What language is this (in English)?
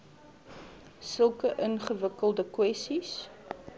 Afrikaans